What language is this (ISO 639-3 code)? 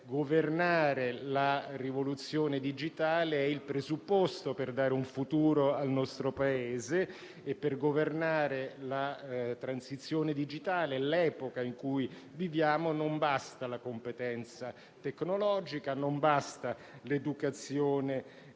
ita